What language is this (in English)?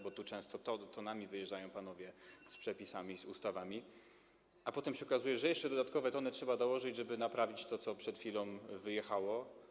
Polish